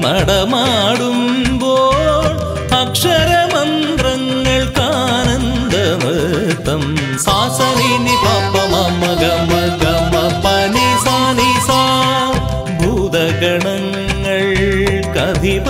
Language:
Arabic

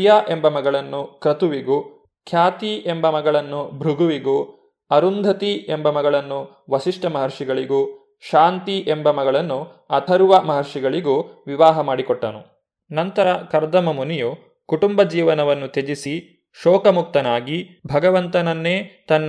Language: Kannada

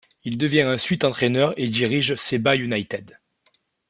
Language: French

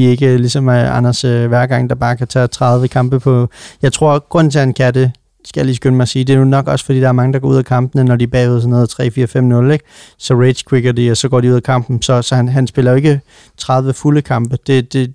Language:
Danish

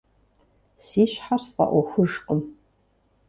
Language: Kabardian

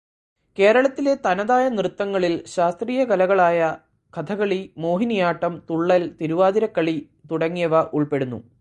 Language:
Malayalam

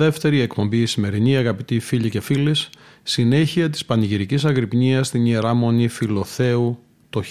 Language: Greek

